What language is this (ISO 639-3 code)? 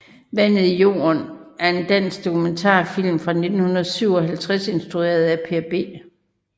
dan